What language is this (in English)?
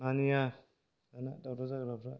Bodo